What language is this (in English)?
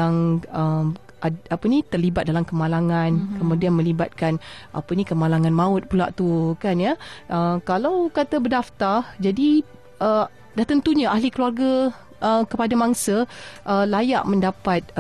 Malay